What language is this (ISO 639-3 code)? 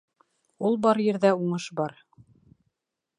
bak